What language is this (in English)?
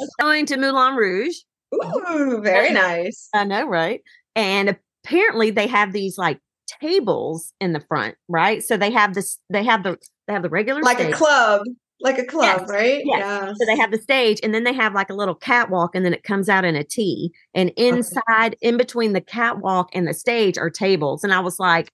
English